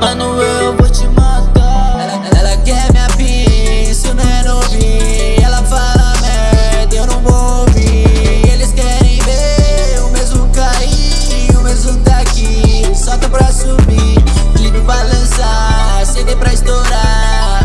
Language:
Spanish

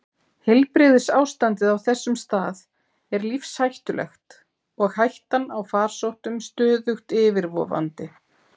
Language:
Icelandic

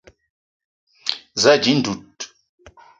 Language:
Eton (Cameroon)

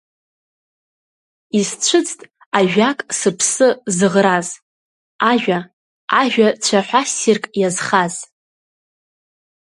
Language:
Abkhazian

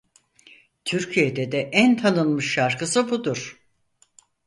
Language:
Turkish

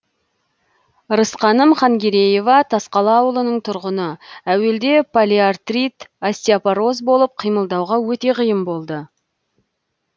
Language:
Kazakh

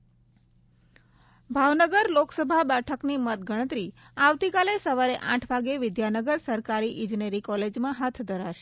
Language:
Gujarati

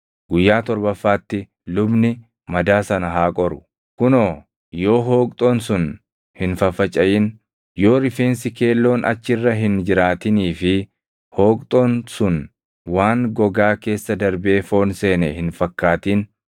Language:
Oromo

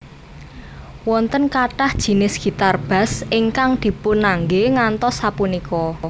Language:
Javanese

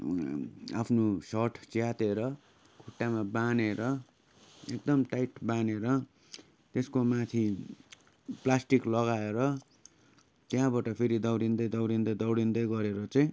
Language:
Nepali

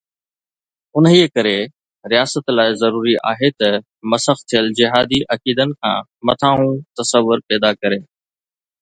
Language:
Sindhi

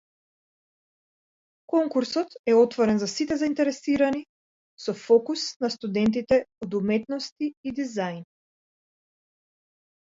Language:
Macedonian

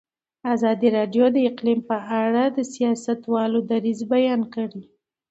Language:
Pashto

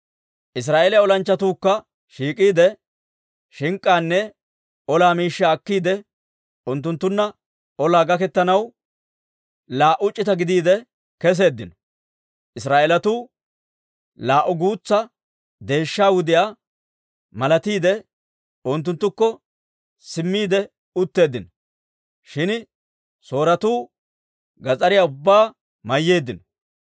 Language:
Dawro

